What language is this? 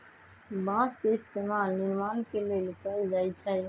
Magahi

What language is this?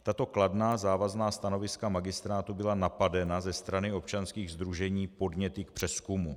Czech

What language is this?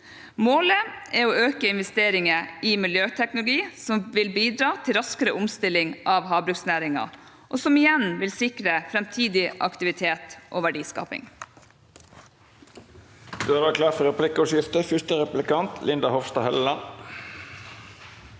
Norwegian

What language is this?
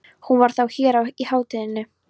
Icelandic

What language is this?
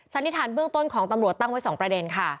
Thai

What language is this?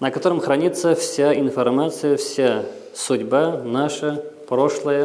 Russian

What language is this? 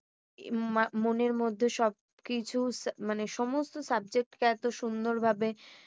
Bangla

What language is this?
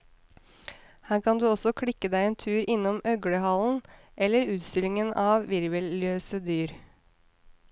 Norwegian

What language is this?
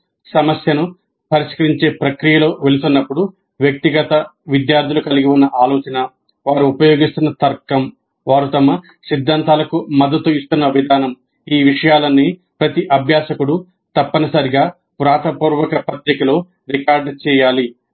Telugu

